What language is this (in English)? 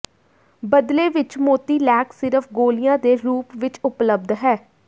Punjabi